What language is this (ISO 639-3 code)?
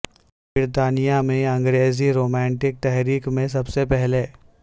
urd